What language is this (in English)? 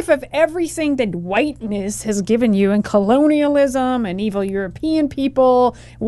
English